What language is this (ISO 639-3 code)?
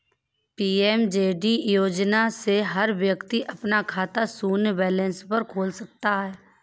hin